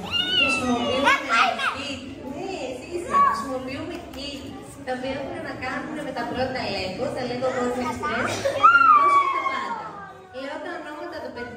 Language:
Greek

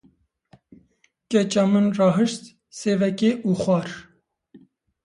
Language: Kurdish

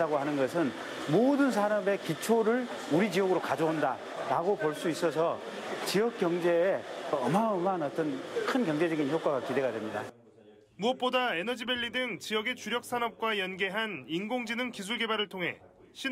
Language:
Korean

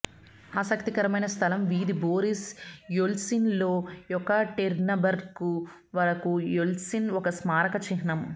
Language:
Telugu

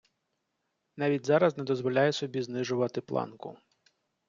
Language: Ukrainian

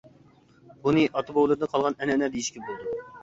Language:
Uyghur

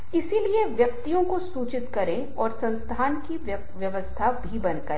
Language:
Hindi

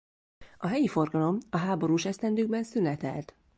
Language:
Hungarian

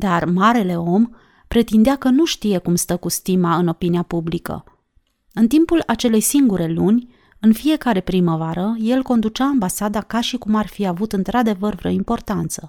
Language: Romanian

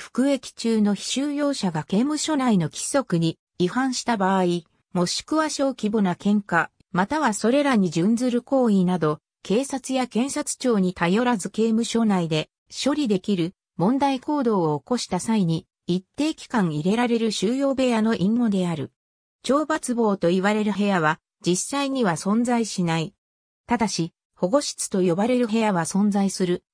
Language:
Japanese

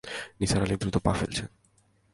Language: Bangla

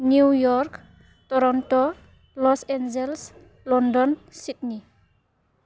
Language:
Bodo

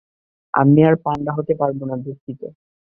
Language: Bangla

